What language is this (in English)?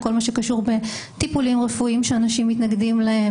Hebrew